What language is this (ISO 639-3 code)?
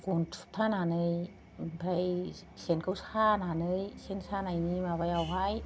brx